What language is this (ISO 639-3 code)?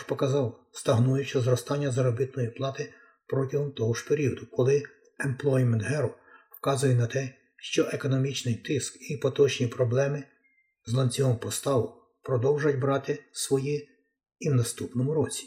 ukr